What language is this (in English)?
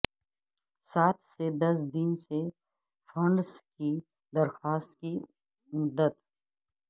Urdu